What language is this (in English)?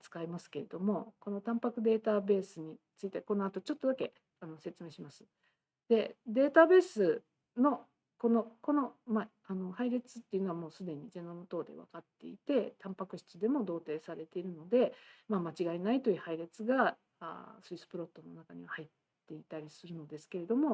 Japanese